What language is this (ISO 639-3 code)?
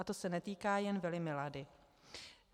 ces